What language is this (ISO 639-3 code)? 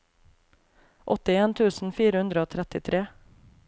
nor